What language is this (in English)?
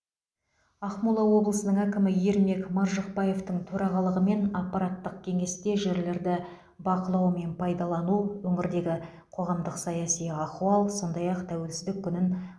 Kazakh